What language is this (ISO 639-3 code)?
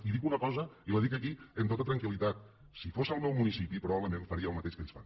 cat